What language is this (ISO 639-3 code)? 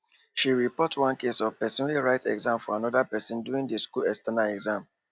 pcm